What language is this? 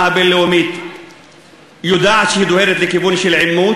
Hebrew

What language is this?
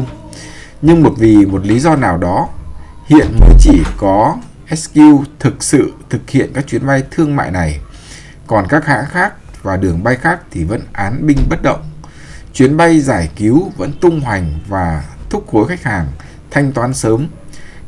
Vietnamese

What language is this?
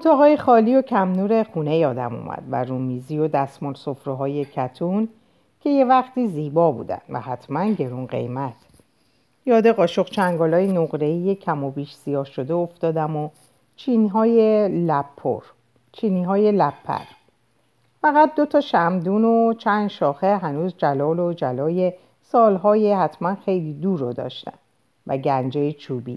Persian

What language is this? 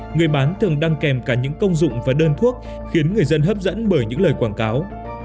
Vietnamese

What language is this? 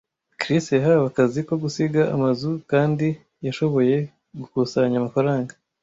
Kinyarwanda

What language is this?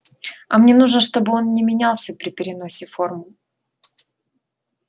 Russian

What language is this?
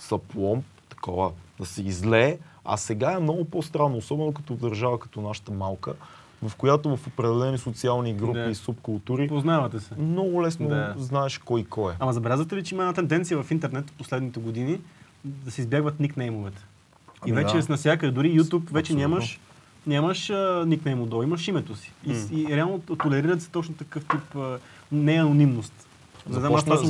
Bulgarian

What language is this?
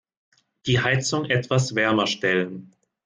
German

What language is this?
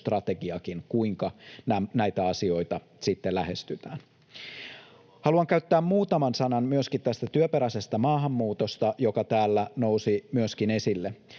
Finnish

